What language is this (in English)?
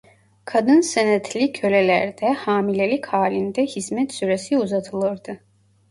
Turkish